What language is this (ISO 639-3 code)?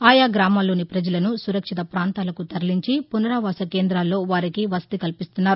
tel